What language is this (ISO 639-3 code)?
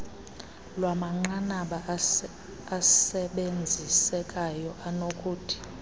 xho